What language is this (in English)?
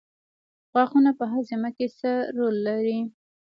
Pashto